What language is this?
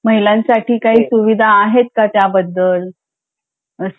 Marathi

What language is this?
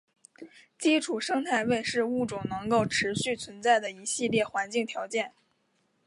Chinese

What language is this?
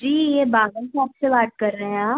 Hindi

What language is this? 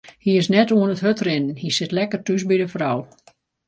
Western Frisian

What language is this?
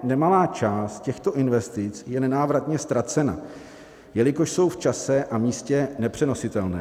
Czech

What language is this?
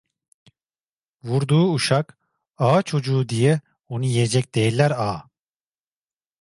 Turkish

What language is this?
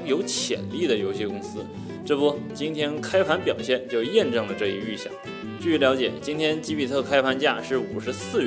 Chinese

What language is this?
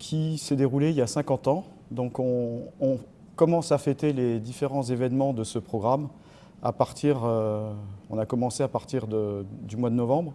French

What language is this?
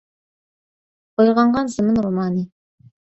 Uyghur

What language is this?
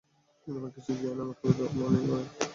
Bangla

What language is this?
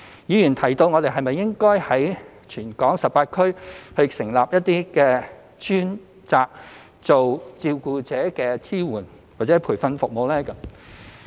Cantonese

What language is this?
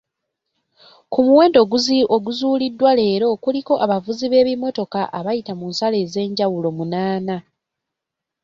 Ganda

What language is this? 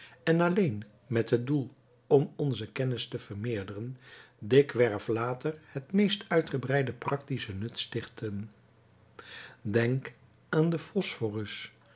Dutch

